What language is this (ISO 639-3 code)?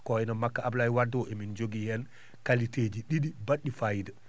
ful